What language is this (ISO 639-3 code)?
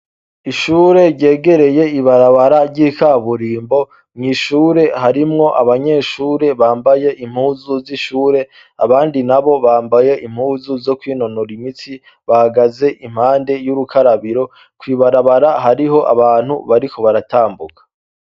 run